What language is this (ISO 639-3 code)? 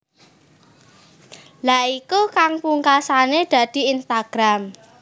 jav